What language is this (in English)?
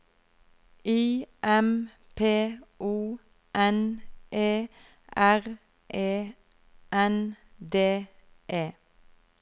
Norwegian